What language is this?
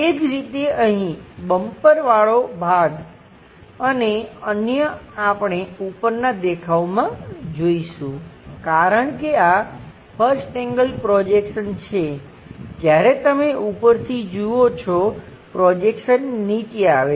Gujarati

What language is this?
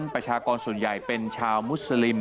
Thai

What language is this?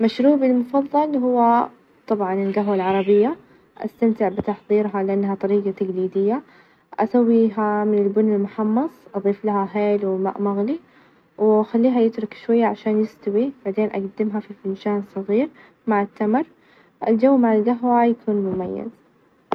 Najdi Arabic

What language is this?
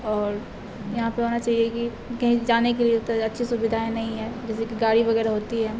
Urdu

